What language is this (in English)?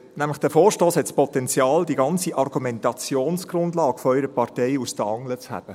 Swiss German